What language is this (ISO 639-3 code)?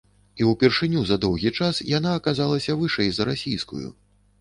bel